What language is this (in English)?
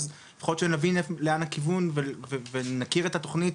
Hebrew